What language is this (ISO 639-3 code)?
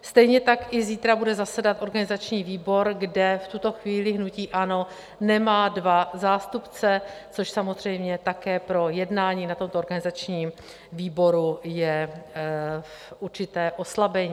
ces